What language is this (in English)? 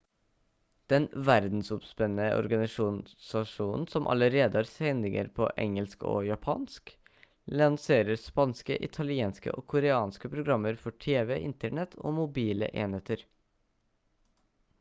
Norwegian Bokmål